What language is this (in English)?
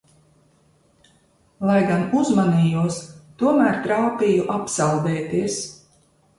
Latvian